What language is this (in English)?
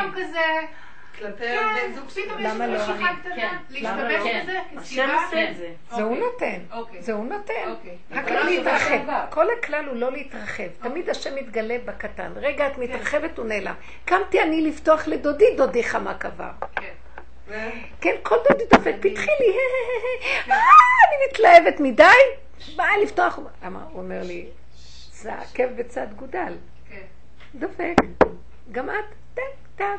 Hebrew